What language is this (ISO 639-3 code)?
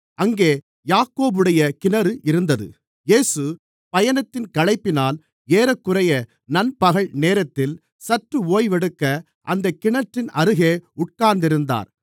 tam